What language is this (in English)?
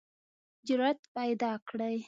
Pashto